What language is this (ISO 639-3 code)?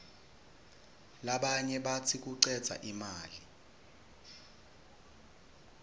ssw